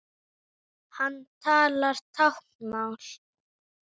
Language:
Icelandic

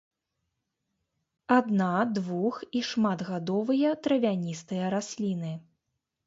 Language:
Belarusian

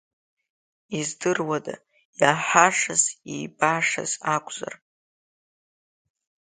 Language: Abkhazian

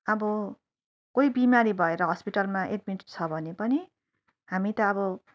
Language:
Nepali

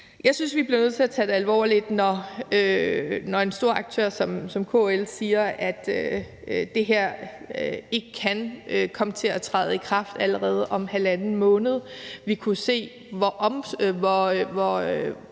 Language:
Danish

